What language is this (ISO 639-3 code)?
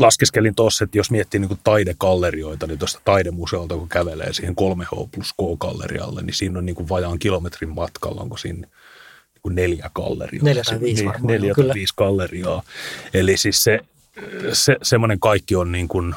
fin